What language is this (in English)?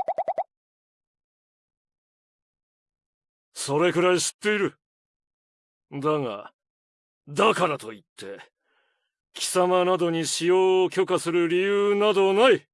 Japanese